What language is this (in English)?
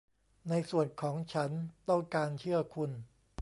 Thai